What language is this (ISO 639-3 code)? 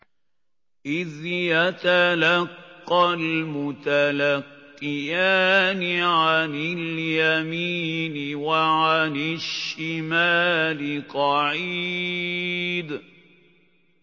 ara